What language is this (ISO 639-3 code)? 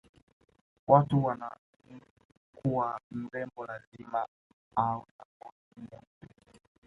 swa